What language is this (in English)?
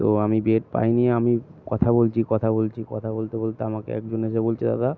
Bangla